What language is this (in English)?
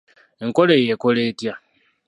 Ganda